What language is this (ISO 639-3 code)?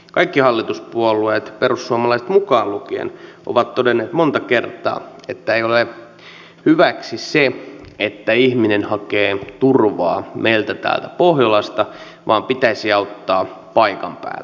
fin